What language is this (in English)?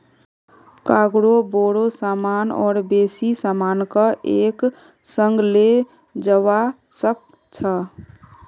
Magahi